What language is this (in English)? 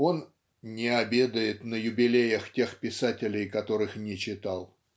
Russian